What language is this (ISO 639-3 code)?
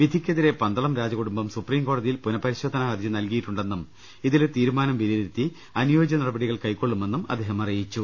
mal